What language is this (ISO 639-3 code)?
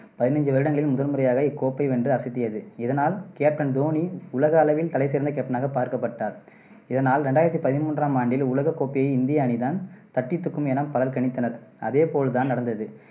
tam